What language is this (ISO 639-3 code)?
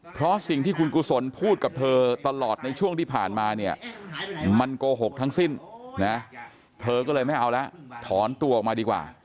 tha